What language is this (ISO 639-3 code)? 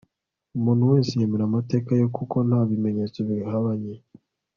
kin